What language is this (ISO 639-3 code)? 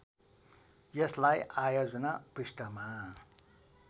nep